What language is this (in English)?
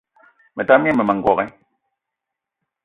Eton (Cameroon)